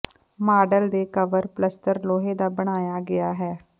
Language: Punjabi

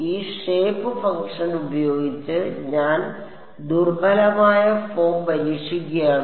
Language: Malayalam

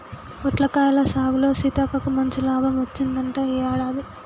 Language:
Telugu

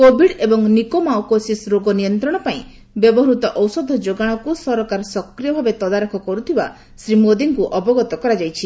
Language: Odia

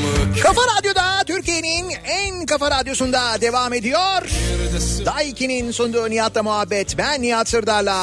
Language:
Turkish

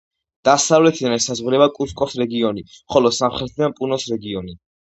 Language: Georgian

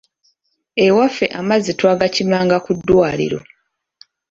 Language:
Ganda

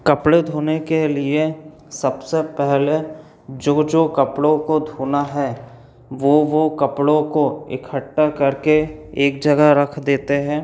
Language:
Hindi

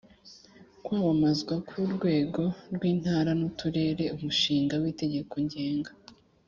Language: Kinyarwanda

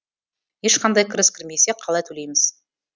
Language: Kazakh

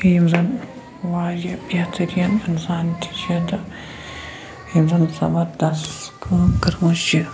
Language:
Kashmiri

